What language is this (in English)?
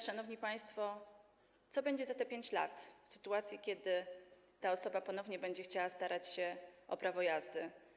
Polish